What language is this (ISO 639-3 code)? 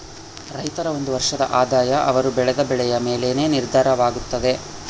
kan